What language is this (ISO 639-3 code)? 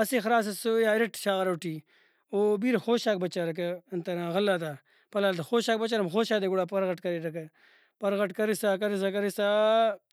brh